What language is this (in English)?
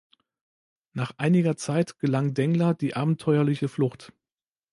German